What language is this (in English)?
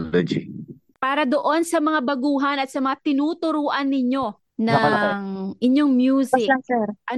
Filipino